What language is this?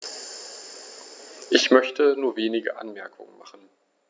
German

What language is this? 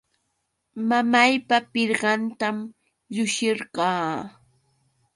Yauyos Quechua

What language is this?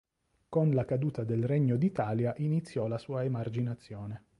Italian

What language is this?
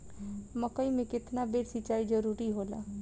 Bhojpuri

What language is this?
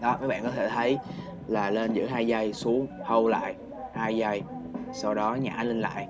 Vietnamese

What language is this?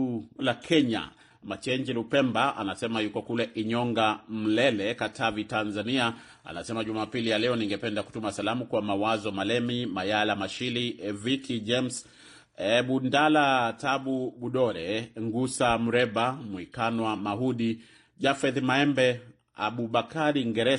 Swahili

